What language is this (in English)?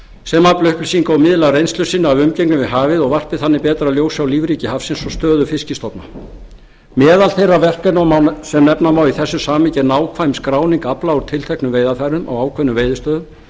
Icelandic